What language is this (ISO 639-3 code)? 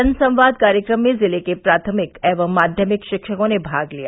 hin